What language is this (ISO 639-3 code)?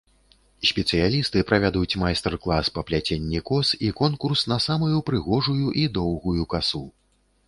bel